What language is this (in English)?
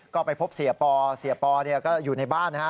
Thai